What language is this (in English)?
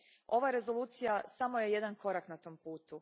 Croatian